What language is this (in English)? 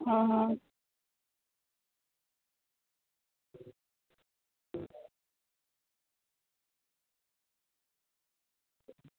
Gujarati